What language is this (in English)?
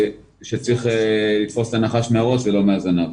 Hebrew